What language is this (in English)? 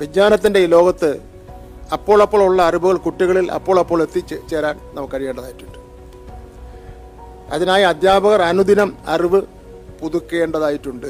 Malayalam